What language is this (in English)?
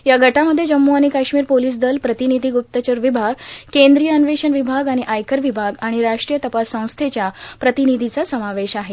Marathi